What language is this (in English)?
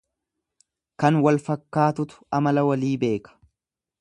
Oromo